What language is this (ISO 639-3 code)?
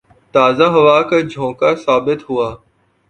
urd